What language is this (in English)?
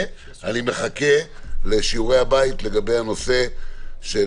Hebrew